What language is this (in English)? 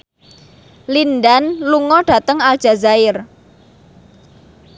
Javanese